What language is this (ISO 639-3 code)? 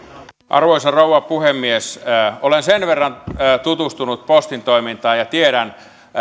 fin